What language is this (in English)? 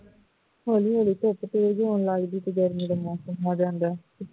Punjabi